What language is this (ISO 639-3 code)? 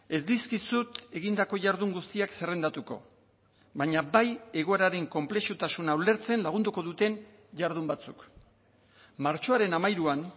eus